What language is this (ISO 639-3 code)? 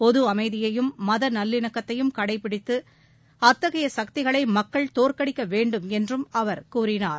tam